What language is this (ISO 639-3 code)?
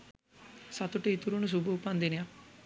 sin